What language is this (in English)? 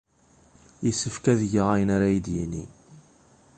Kabyle